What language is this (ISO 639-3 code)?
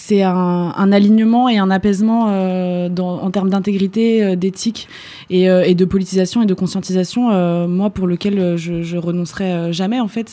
fra